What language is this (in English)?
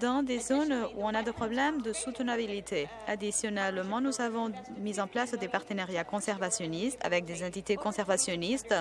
French